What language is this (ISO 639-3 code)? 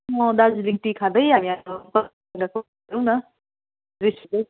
nep